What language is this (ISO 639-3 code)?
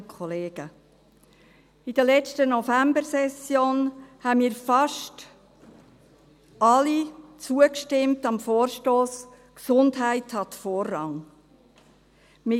gsw